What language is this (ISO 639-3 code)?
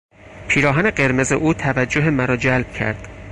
fas